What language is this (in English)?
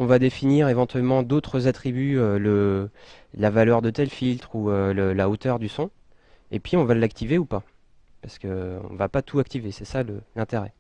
French